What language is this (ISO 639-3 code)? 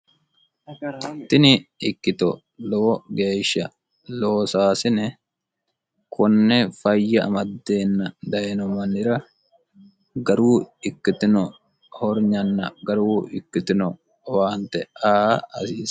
sid